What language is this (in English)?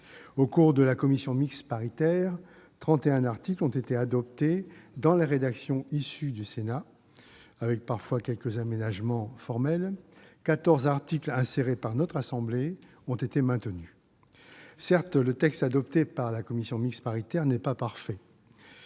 French